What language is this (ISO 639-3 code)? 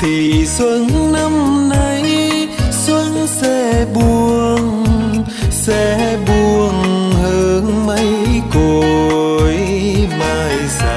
vie